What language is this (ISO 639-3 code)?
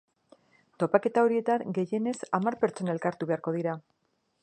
eus